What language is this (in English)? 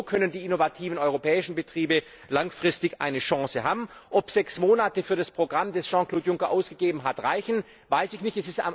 German